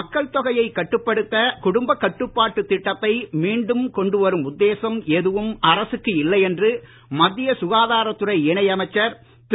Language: Tamil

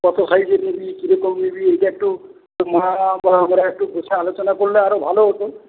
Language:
Bangla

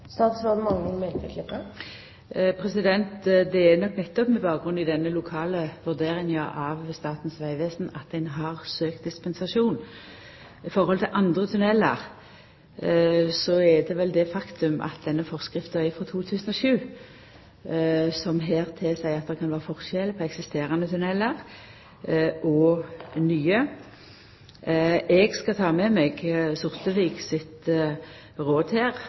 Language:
Norwegian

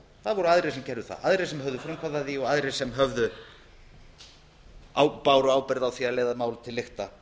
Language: Icelandic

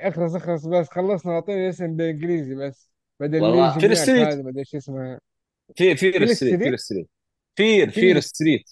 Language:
Arabic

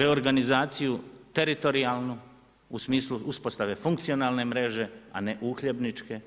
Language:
Croatian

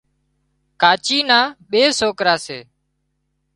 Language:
Wadiyara Koli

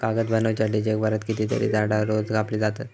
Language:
Marathi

